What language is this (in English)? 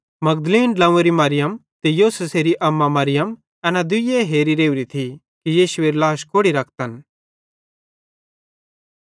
Bhadrawahi